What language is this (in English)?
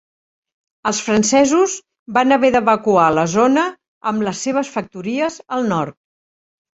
Catalan